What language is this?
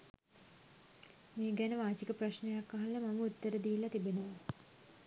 Sinhala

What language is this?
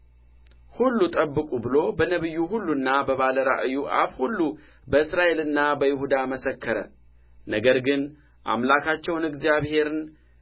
Amharic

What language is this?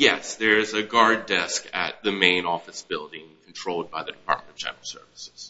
English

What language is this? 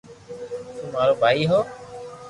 Loarki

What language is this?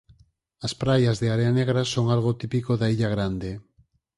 Galician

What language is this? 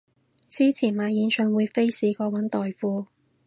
Cantonese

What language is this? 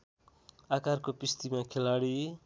Nepali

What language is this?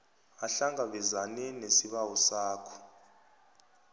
South Ndebele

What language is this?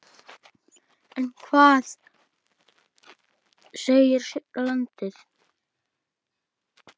Icelandic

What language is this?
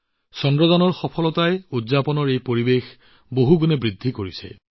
Assamese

